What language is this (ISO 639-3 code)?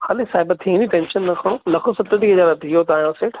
snd